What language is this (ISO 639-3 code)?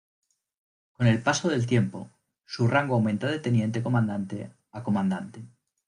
spa